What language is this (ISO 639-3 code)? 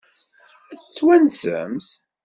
kab